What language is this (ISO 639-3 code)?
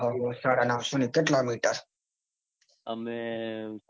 guj